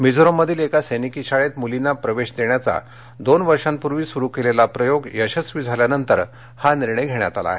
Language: Marathi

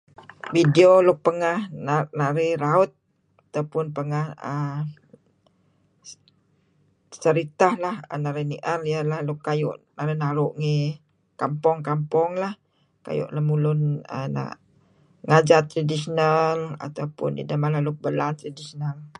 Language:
Kelabit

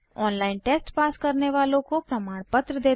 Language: Hindi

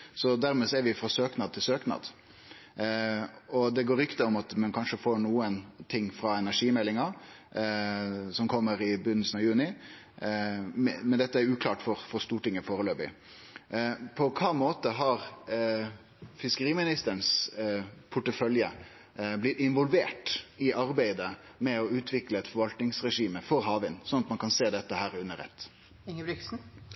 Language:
Norwegian Nynorsk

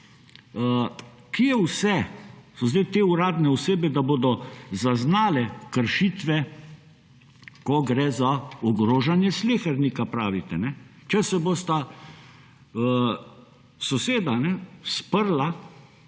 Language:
Slovenian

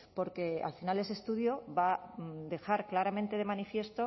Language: Spanish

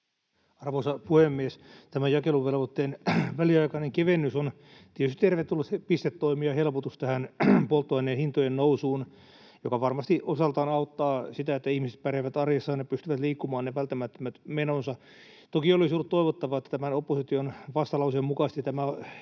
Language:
Finnish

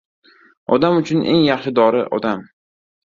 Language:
Uzbek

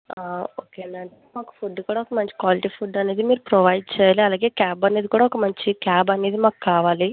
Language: Telugu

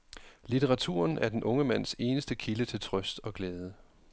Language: Danish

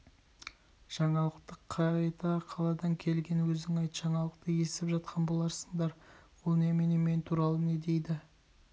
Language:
Kazakh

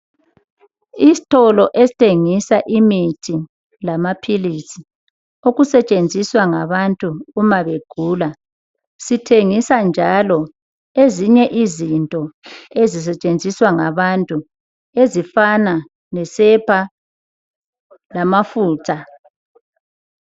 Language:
North Ndebele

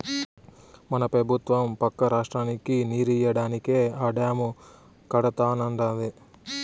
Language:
Telugu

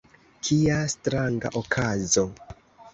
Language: Esperanto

